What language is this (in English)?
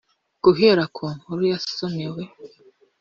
Kinyarwanda